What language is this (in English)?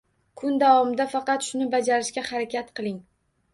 Uzbek